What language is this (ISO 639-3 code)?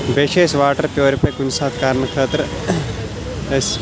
kas